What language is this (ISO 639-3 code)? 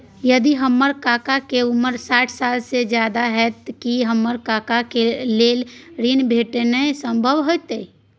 mai